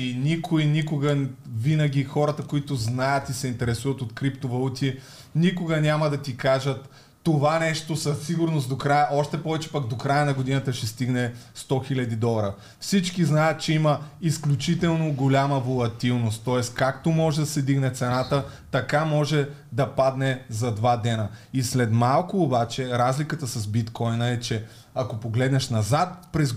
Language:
Bulgarian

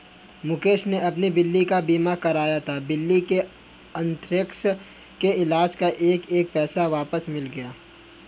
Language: Hindi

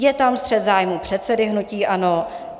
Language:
Czech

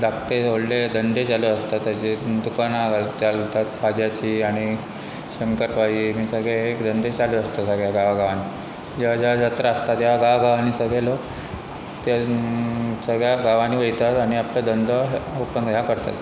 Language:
Konkani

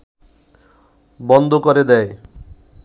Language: Bangla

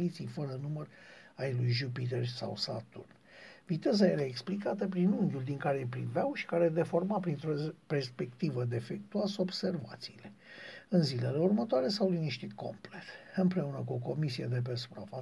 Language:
Romanian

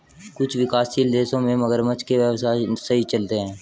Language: Hindi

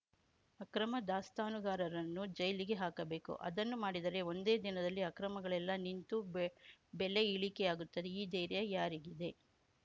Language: Kannada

